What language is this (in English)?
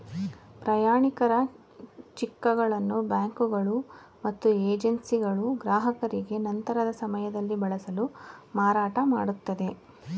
Kannada